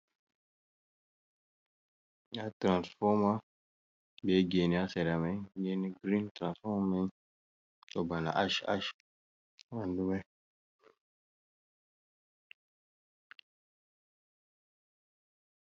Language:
Fula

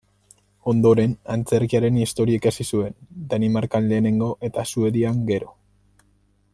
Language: Basque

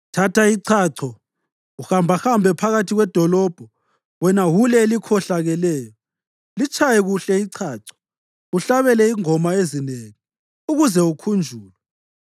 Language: North Ndebele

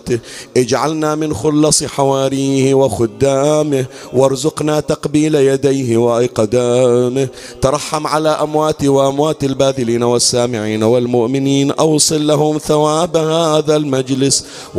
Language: Arabic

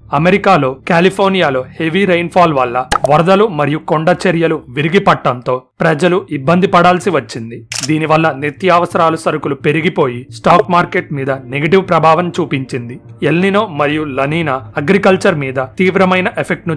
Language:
Telugu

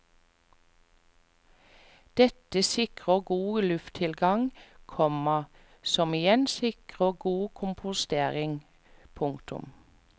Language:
Norwegian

